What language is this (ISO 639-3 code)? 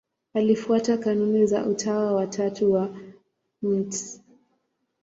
swa